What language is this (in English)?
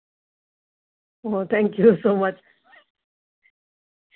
Dogri